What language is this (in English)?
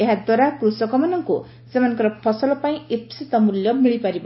Odia